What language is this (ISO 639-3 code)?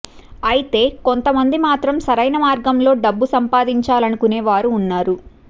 tel